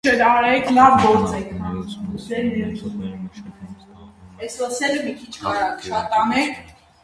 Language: Armenian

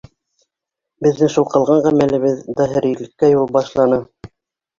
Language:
Bashkir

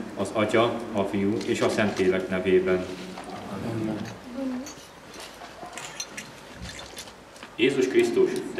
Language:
Hungarian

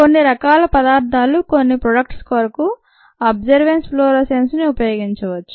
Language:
Telugu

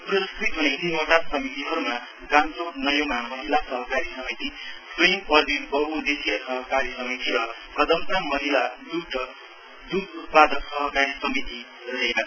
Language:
Nepali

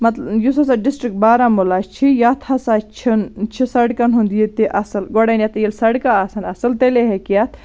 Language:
Kashmiri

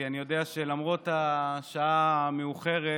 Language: Hebrew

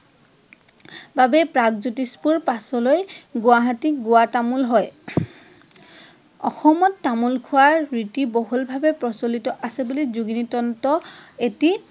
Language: Assamese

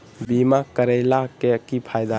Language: Magahi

